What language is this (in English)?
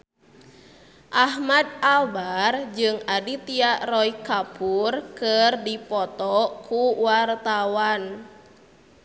Sundanese